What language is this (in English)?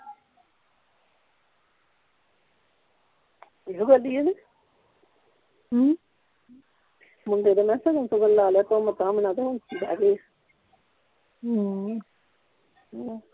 Punjabi